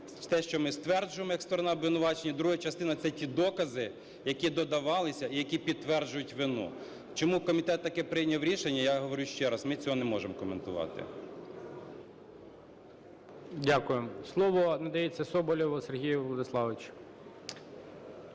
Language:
Ukrainian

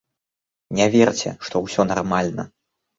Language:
Belarusian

